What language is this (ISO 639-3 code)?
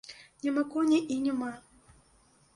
bel